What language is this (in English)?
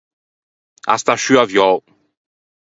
Ligurian